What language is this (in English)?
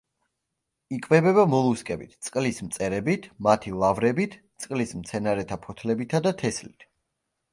Georgian